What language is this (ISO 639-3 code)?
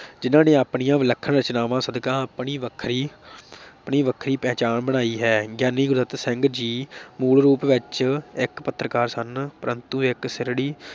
pan